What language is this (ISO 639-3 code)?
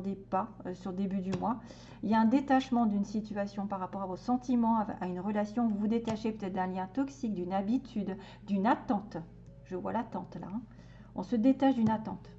fra